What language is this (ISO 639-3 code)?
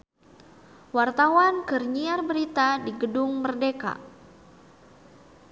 sun